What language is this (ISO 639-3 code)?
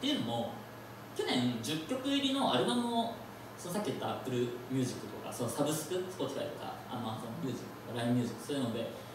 jpn